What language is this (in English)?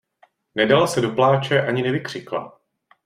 Czech